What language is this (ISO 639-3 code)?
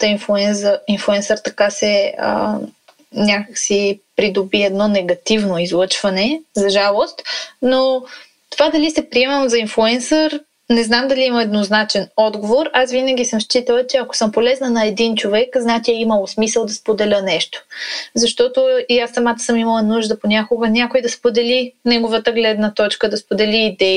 bul